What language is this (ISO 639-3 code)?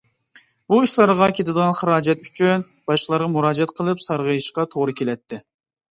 uig